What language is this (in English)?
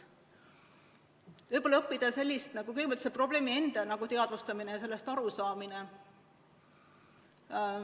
Estonian